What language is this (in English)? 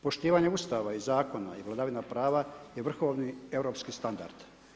Croatian